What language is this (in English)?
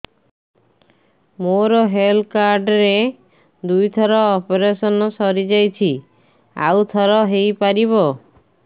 Odia